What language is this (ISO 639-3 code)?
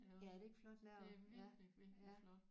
dan